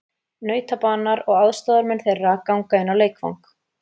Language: Icelandic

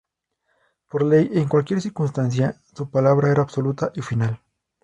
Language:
Spanish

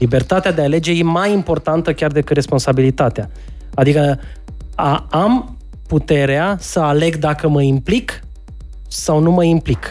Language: Romanian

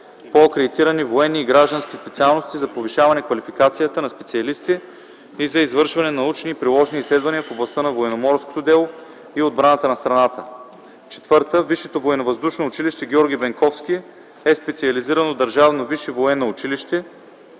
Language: Bulgarian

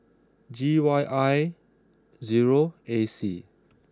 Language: English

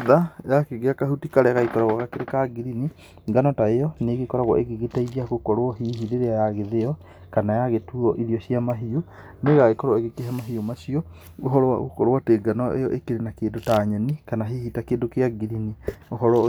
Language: Kikuyu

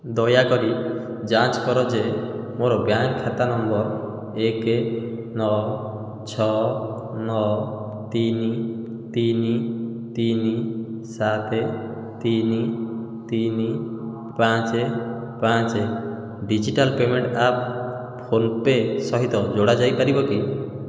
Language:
Odia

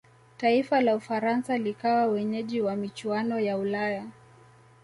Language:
Swahili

